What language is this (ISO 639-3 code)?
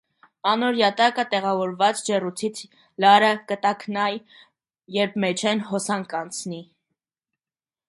hye